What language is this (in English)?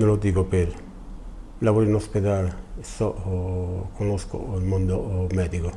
Italian